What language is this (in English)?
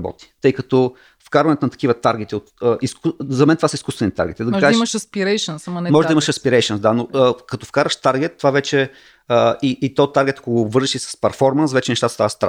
Bulgarian